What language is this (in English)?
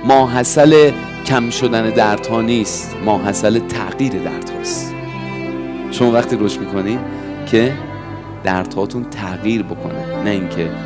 Persian